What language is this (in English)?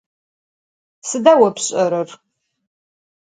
Adyghe